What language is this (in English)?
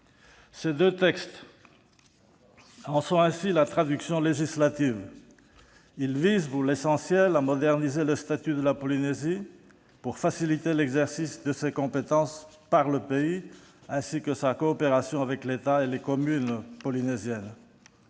French